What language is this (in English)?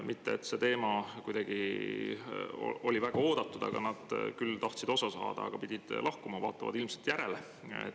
Estonian